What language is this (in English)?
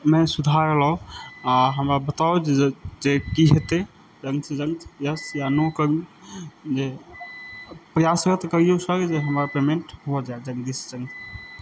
Maithili